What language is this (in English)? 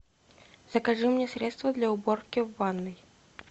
Russian